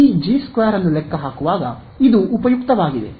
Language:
Kannada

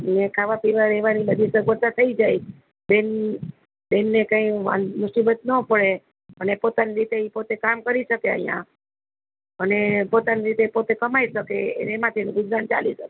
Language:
Gujarati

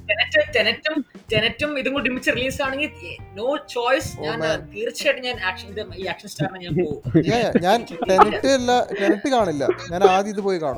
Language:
Malayalam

